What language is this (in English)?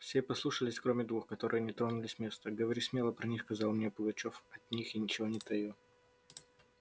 Russian